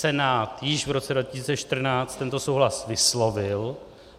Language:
Czech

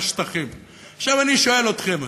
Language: Hebrew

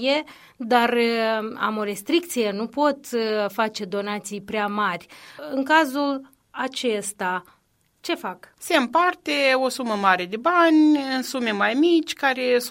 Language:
Romanian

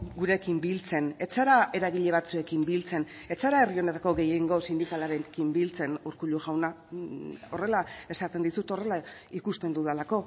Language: Basque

